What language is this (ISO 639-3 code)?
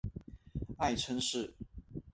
zho